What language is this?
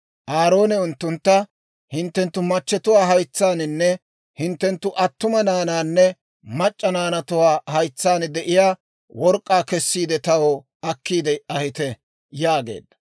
Dawro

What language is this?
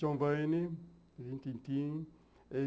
Portuguese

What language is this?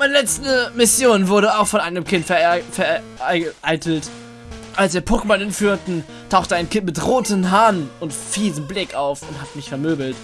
German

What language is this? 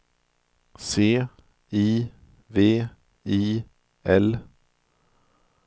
Swedish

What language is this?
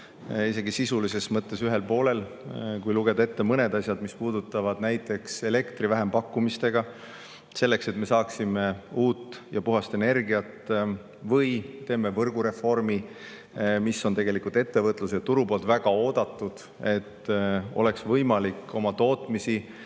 Estonian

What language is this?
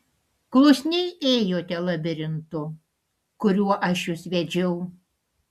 Lithuanian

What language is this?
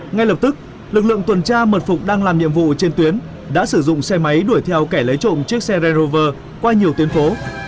Vietnamese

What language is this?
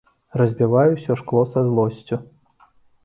Belarusian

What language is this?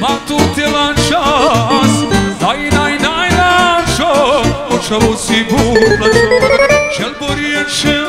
Romanian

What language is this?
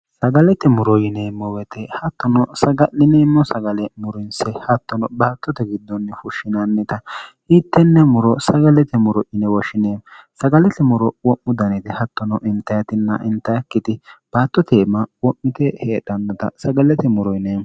Sidamo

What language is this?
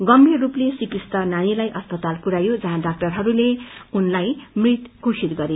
Nepali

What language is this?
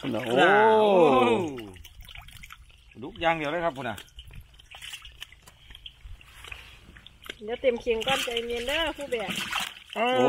Thai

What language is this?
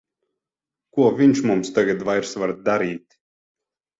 Latvian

